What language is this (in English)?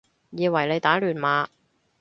Cantonese